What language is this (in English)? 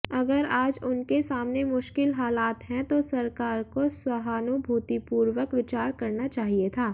Hindi